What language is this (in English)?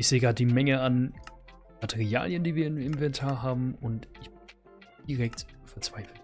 German